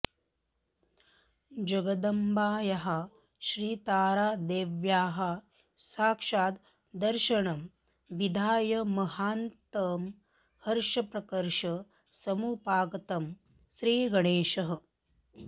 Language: Sanskrit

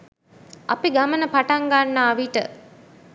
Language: Sinhala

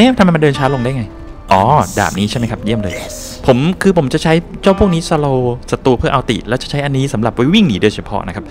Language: Thai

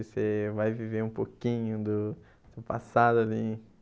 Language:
Portuguese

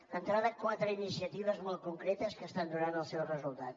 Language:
Catalan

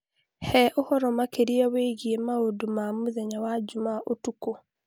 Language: Kikuyu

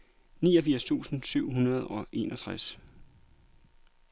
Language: Danish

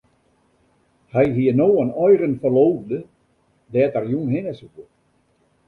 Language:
Western Frisian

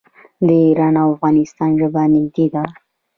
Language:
Pashto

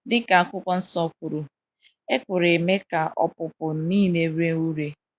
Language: Igbo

